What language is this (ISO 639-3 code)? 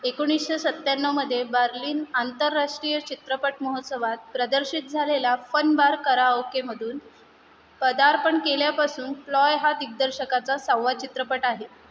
mar